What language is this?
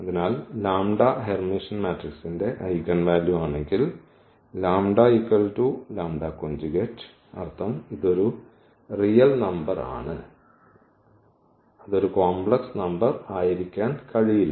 Malayalam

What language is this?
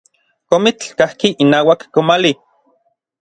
Orizaba Nahuatl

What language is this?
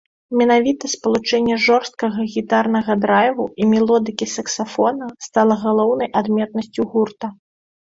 Belarusian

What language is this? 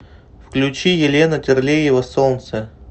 Russian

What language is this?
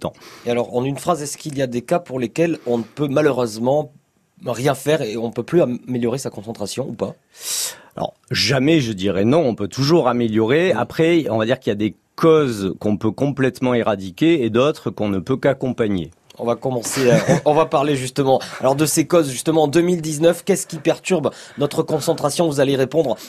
French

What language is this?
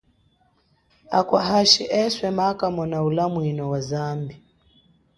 Chokwe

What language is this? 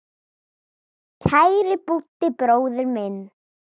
Icelandic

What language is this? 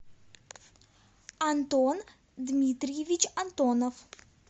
Russian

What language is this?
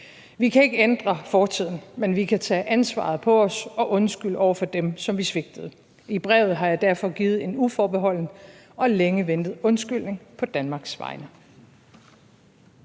Danish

